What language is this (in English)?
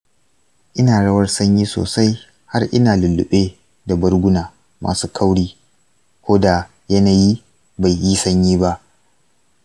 Hausa